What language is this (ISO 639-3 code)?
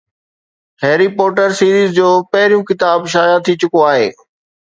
snd